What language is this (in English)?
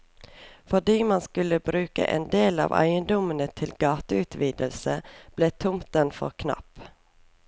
Norwegian